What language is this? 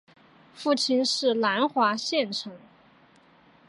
Chinese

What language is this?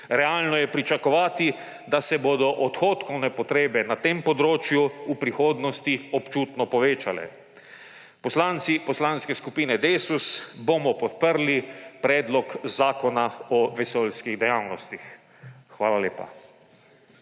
Slovenian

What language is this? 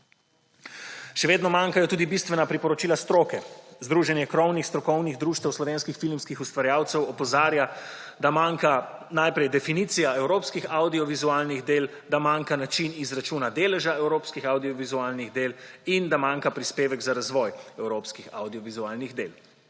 Slovenian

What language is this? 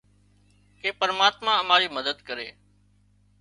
Wadiyara Koli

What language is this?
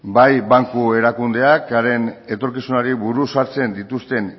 Basque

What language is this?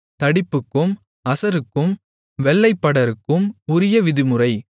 Tamil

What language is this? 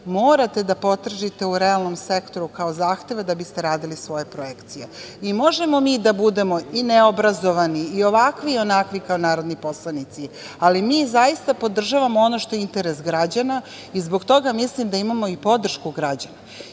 Serbian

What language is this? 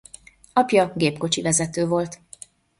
Hungarian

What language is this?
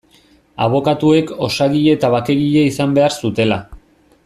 Basque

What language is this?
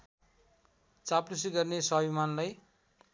Nepali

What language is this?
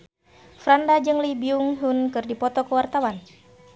Sundanese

